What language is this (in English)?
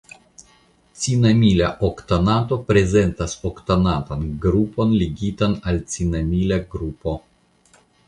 Esperanto